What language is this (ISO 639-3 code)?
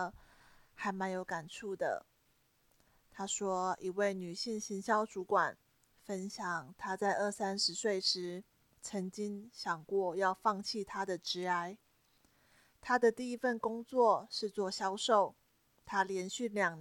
zho